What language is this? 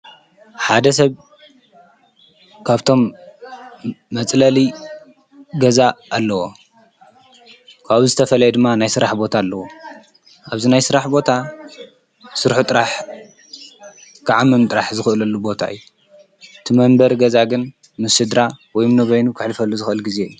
Tigrinya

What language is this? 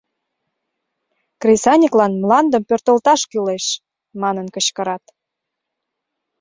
Mari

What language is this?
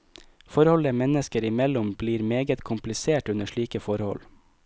Norwegian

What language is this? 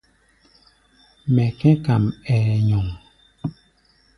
Gbaya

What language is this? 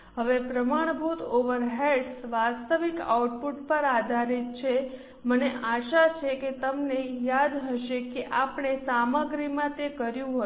Gujarati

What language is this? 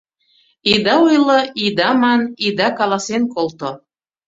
Mari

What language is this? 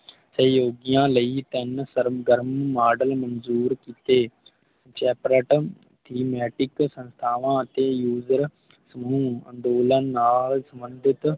Punjabi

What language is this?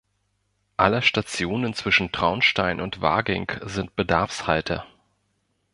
German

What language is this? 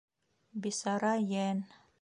Bashkir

